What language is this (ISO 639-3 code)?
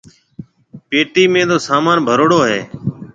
mve